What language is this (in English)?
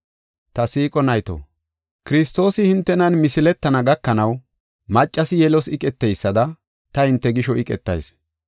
Gofa